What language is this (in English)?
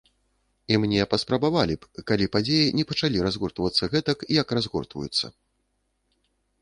Belarusian